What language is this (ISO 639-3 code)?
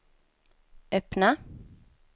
swe